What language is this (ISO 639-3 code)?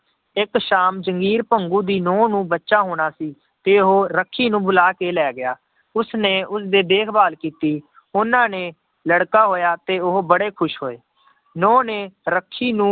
pan